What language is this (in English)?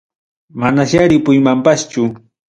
Ayacucho Quechua